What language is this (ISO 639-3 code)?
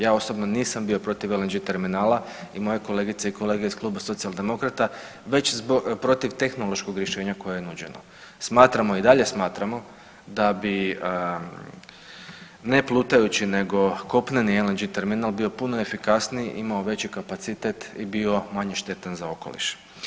hrv